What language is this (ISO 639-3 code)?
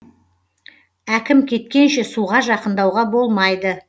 kaz